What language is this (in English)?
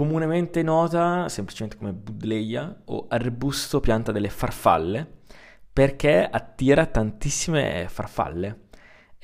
Italian